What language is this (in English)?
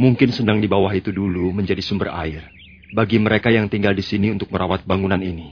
Indonesian